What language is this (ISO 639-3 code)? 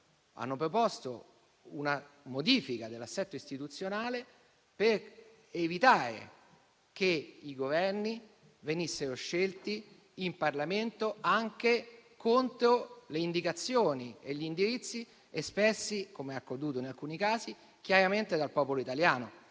ita